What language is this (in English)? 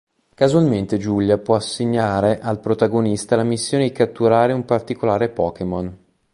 Italian